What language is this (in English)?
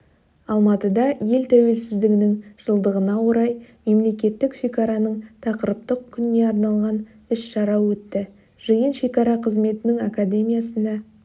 Kazakh